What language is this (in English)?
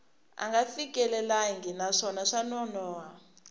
Tsonga